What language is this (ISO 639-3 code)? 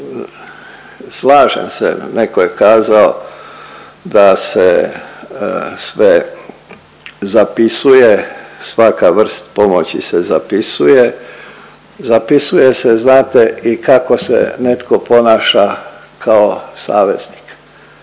hrv